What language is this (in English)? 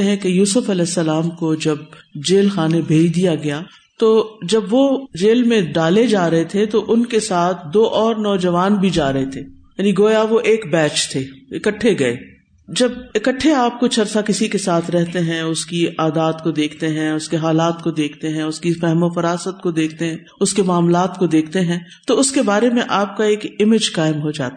Urdu